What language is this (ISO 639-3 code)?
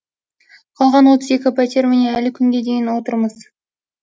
kaz